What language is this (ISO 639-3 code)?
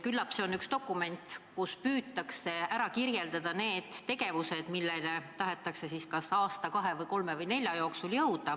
est